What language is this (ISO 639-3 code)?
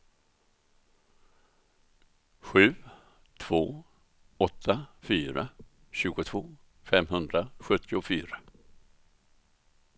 swe